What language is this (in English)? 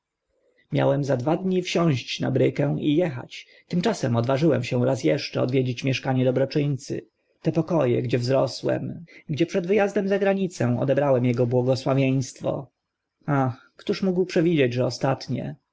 Polish